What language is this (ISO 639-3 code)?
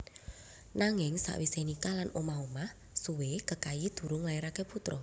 jav